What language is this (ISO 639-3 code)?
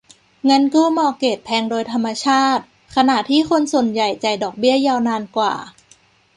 tha